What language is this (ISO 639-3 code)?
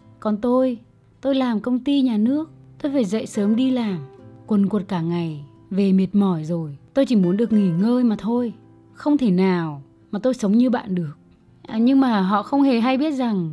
vie